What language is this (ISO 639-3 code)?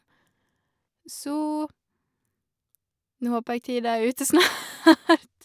nor